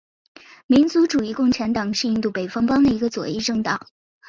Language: Chinese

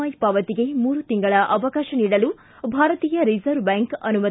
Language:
Kannada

